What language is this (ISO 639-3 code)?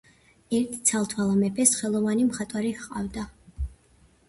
kat